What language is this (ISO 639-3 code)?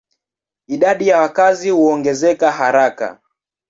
swa